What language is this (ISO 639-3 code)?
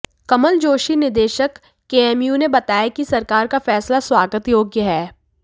hin